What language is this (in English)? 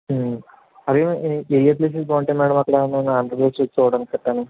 Telugu